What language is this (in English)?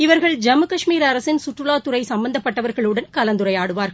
Tamil